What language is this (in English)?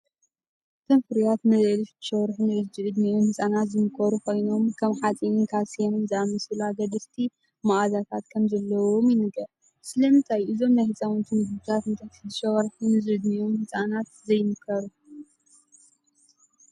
Tigrinya